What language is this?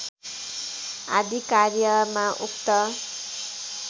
Nepali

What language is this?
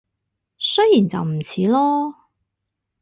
Cantonese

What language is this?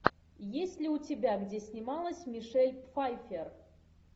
Russian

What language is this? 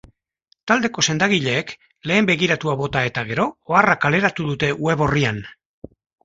Basque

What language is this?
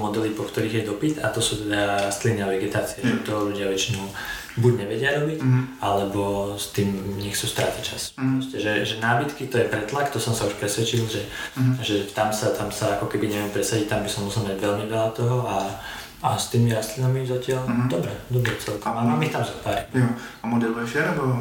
Czech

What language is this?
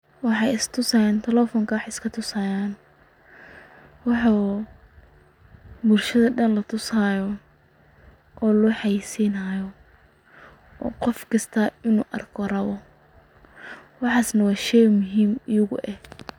Somali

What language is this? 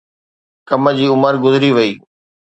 Sindhi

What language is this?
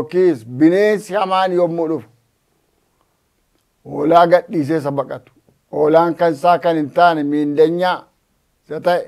Arabic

